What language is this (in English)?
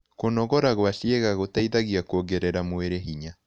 Kikuyu